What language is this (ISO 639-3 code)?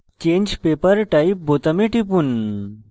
ben